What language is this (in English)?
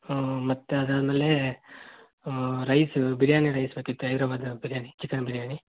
Kannada